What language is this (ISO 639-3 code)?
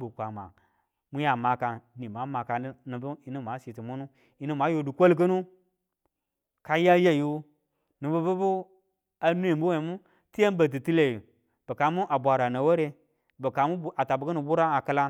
tul